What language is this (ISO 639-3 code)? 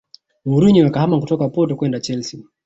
swa